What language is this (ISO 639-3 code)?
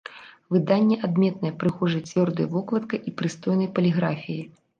bel